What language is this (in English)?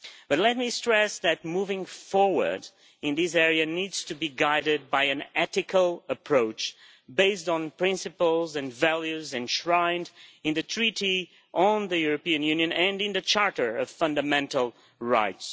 English